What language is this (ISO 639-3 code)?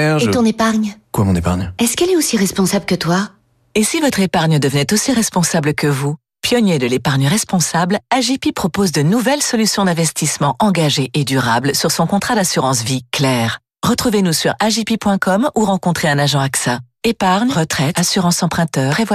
fra